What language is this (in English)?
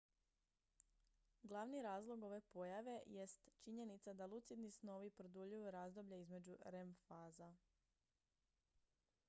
Croatian